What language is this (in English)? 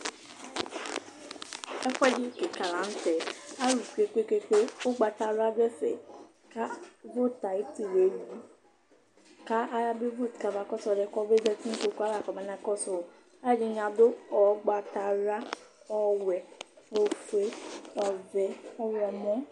Ikposo